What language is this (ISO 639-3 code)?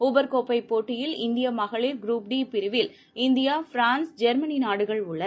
tam